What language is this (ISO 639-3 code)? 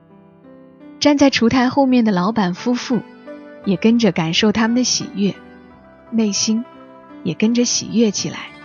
zho